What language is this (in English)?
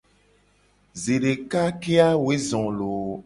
Gen